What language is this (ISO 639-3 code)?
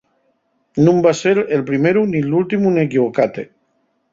ast